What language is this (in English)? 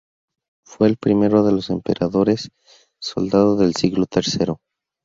Spanish